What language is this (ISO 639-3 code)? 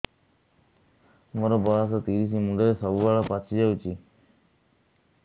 ori